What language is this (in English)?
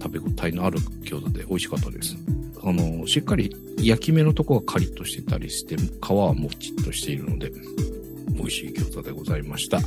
Japanese